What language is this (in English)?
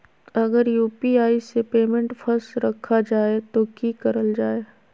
Magahi